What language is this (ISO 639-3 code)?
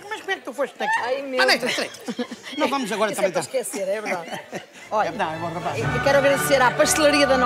por